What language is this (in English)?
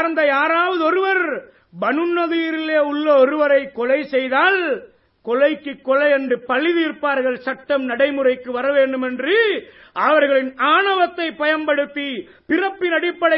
Tamil